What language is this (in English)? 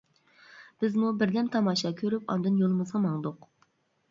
Uyghur